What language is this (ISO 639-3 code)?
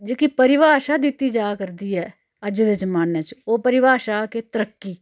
doi